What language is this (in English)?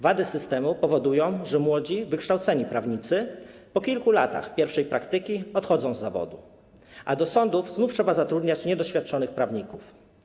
Polish